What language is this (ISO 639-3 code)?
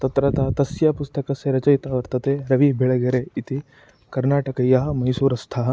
san